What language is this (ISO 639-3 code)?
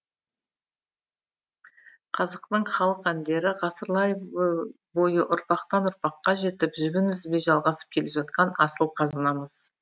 kaz